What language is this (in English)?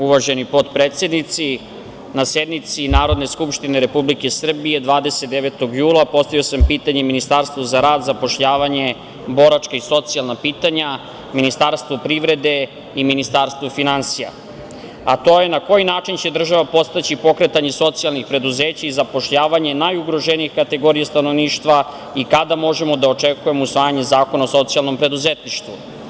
Serbian